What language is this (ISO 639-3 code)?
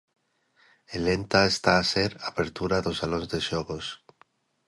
glg